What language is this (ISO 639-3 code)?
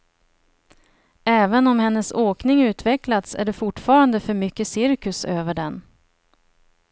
swe